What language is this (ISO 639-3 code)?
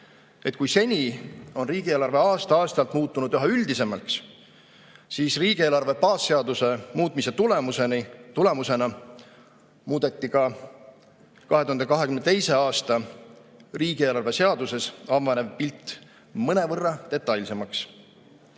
est